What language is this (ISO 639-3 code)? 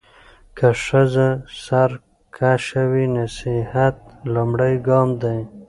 pus